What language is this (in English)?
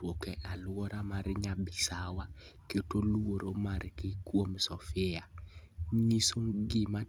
Luo (Kenya and Tanzania)